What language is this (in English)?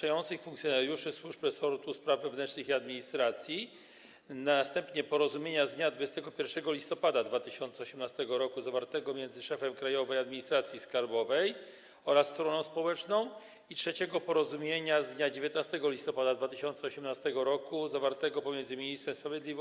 Polish